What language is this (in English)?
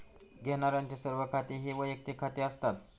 Marathi